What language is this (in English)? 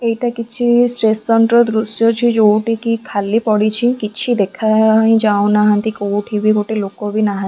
Odia